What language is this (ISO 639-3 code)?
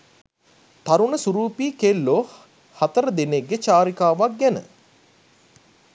sin